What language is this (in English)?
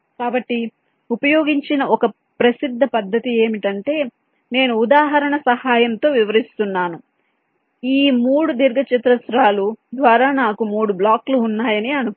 Telugu